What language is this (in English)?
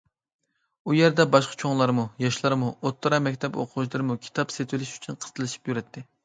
Uyghur